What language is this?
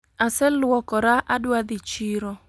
Luo (Kenya and Tanzania)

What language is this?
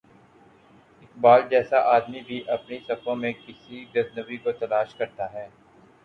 Urdu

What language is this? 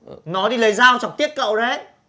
Vietnamese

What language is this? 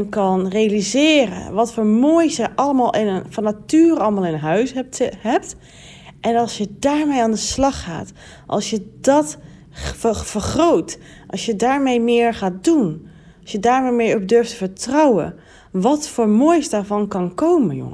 Dutch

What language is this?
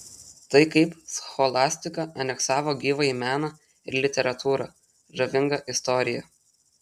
Lithuanian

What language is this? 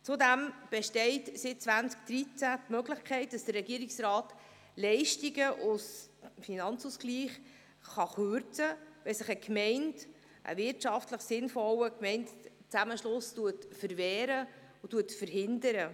Swiss German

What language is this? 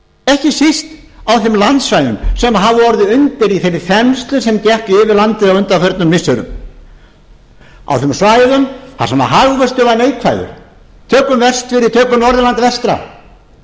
Icelandic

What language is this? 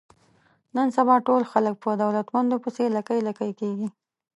Pashto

